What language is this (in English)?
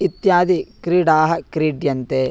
Sanskrit